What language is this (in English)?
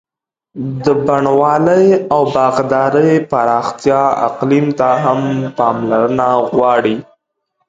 Pashto